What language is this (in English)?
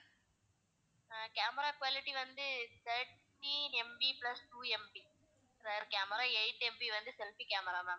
Tamil